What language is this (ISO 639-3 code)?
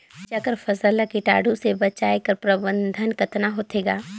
hne